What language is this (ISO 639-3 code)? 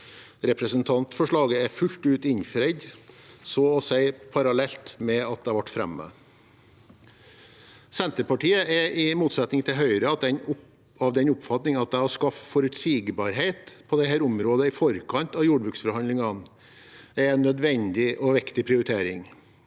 nor